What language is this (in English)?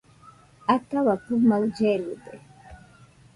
Nüpode Huitoto